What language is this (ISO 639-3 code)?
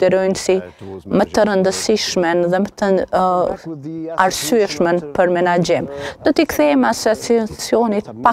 ron